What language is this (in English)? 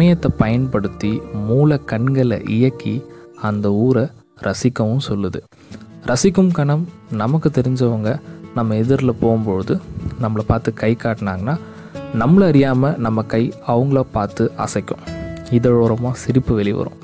Tamil